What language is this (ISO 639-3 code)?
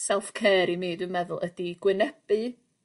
cym